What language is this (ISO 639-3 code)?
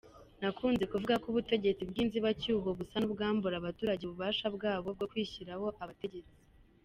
kin